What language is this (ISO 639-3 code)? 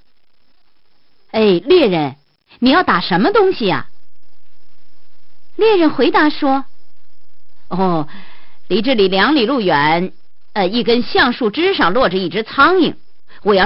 zho